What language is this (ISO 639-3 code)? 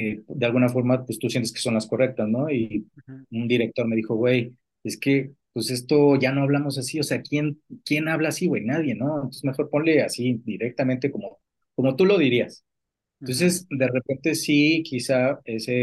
spa